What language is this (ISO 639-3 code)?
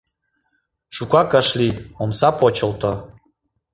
chm